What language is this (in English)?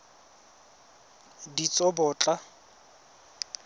Tswana